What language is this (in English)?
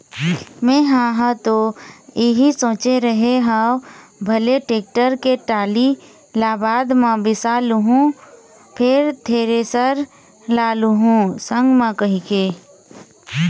Chhattisgarhi